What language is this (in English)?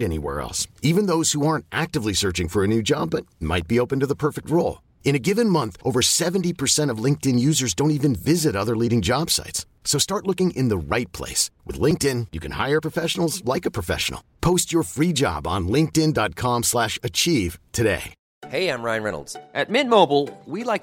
Persian